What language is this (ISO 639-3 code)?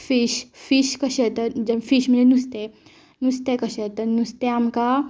kok